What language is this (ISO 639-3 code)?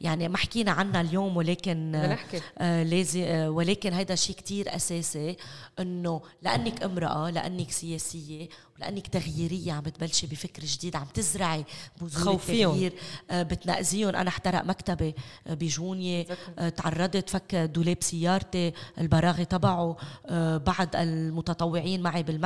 ara